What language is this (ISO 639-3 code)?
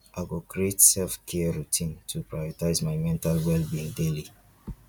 pcm